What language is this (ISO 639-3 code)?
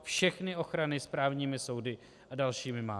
ces